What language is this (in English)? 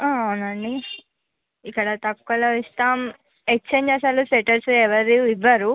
Telugu